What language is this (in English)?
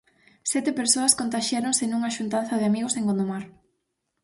Galician